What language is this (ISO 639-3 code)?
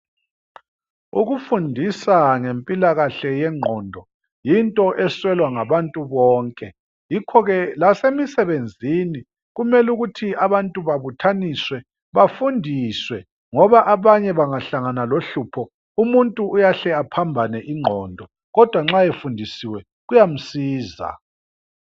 nde